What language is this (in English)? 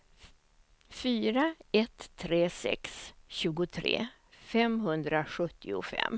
Swedish